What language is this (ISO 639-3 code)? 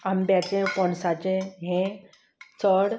kok